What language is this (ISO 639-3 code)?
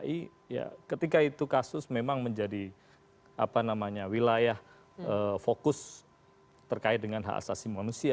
ind